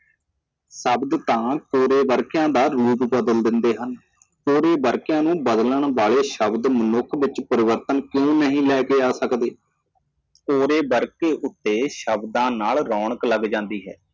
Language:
Punjabi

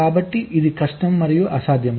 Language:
Telugu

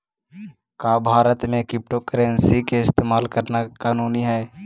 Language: Magahi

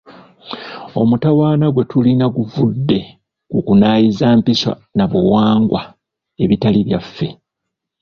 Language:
Ganda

